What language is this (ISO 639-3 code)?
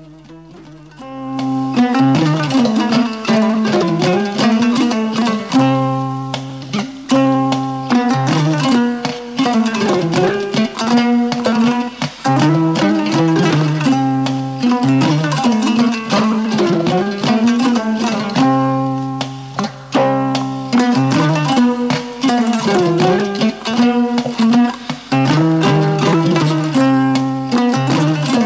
ful